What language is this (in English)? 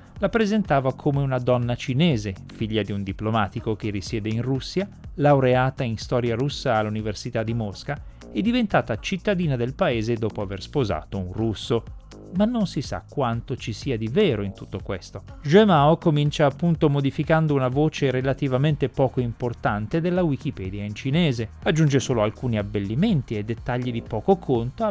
Italian